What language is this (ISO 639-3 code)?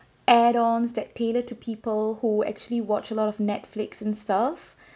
eng